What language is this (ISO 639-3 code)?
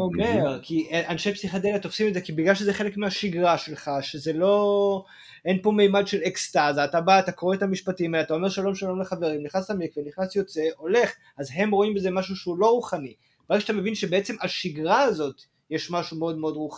heb